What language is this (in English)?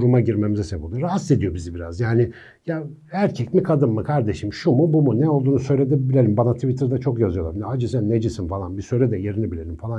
Turkish